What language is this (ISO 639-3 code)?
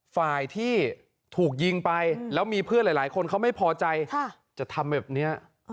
tha